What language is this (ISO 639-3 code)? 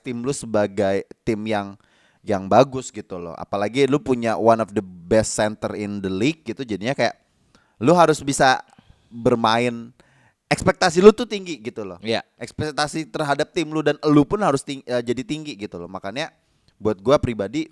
ind